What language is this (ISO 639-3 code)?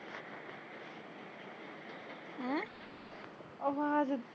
pan